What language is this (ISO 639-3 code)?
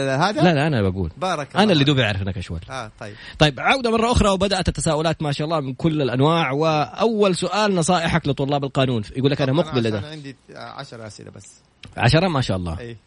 ara